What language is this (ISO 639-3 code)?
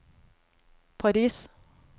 nor